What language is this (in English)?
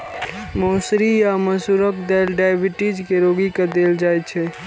Maithili